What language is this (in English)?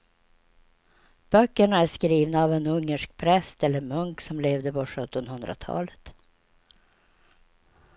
Swedish